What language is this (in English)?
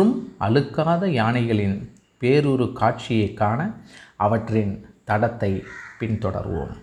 Tamil